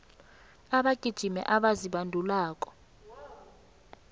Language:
South Ndebele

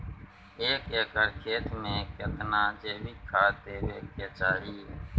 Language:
Maithili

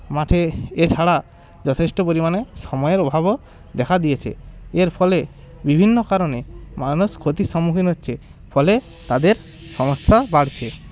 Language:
Bangla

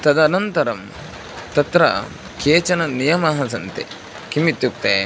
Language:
Sanskrit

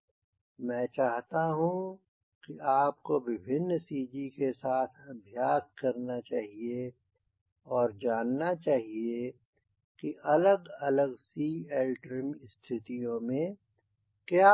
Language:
Hindi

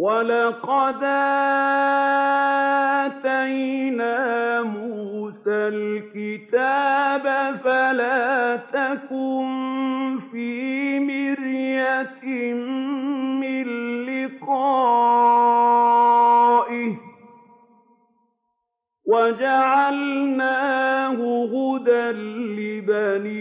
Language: Arabic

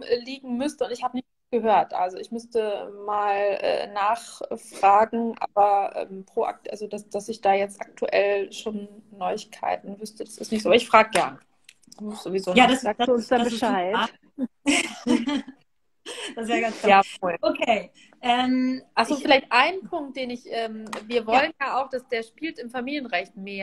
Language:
German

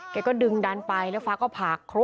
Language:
Thai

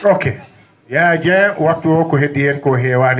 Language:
Fula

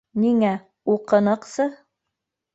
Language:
Bashkir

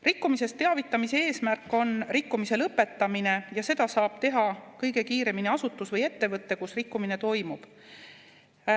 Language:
Estonian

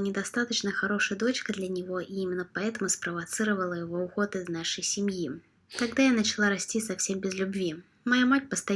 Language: Russian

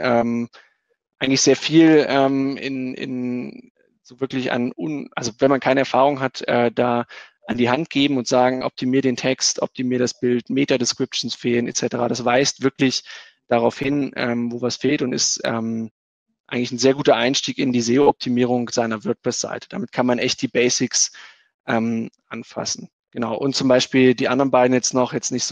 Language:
German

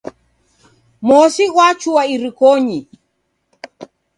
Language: Taita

